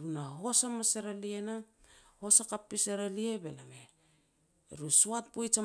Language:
Petats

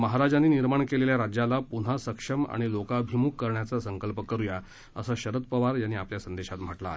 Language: Marathi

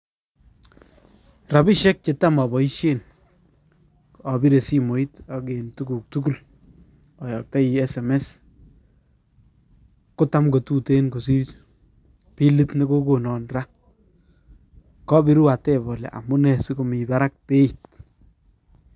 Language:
Kalenjin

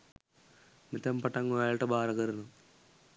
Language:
Sinhala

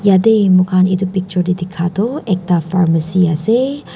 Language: Naga Pidgin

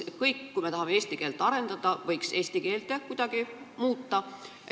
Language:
Estonian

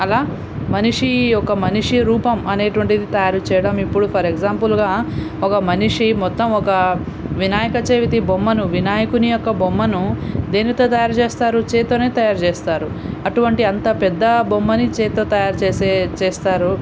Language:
Telugu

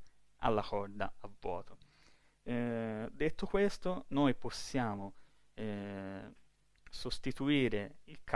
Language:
Italian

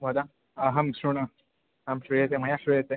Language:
Sanskrit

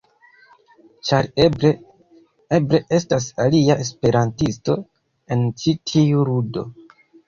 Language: Esperanto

